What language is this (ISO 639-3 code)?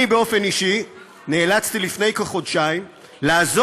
heb